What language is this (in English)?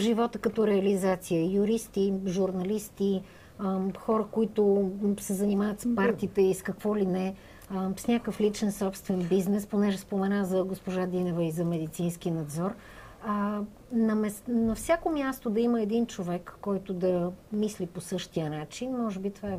Bulgarian